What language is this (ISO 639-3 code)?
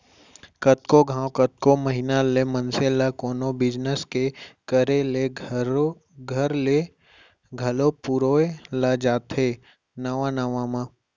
hne